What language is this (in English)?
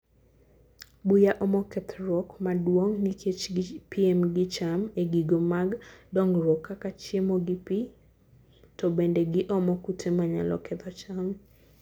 Luo (Kenya and Tanzania)